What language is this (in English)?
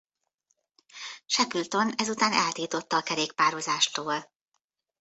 Hungarian